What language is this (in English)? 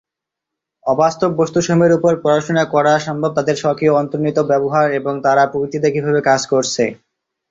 Bangla